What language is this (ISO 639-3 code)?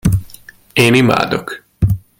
hun